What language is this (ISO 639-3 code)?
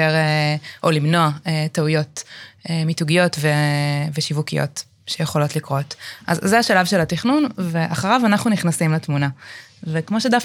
heb